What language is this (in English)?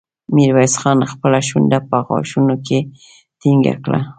Pashto